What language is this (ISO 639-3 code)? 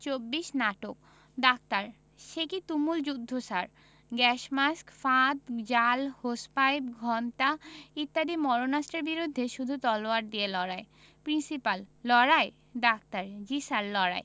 ben